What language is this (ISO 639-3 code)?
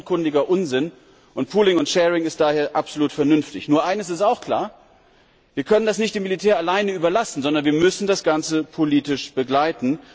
deu